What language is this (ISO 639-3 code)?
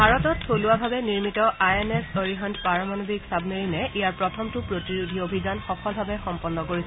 asm